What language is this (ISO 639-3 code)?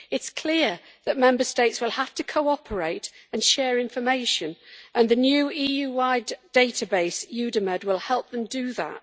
eng